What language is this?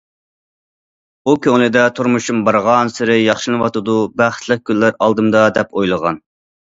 Uyghur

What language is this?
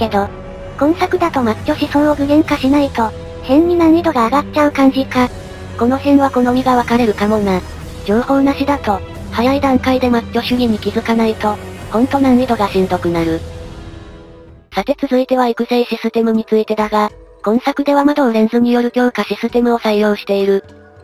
Japanese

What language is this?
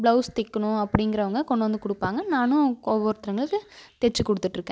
Tamil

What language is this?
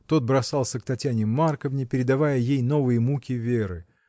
Russian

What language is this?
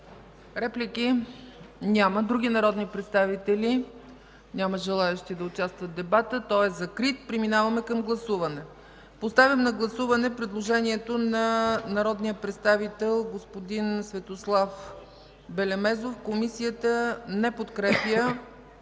Bulgarian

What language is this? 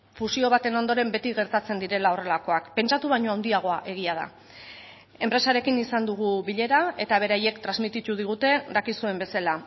Basque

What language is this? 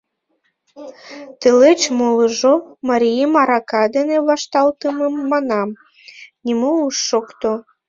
Mari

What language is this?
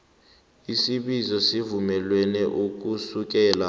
South Ndebele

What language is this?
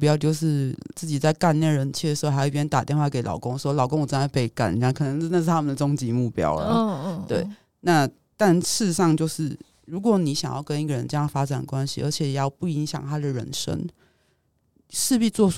Chinese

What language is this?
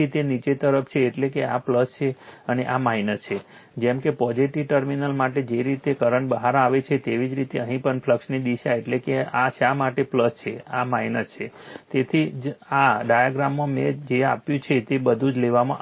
Gujarati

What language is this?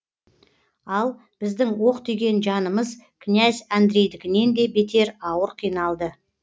Kazakh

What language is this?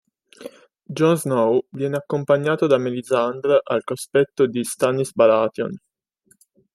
Italian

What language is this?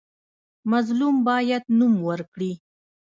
Pashto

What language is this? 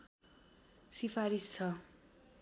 Nepali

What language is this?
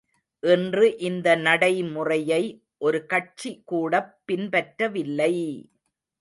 Tamil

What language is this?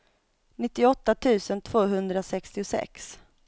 Swedish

